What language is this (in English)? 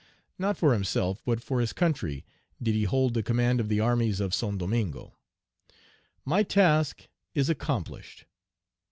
English